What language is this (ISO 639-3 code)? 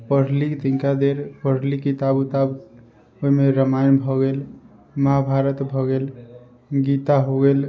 mai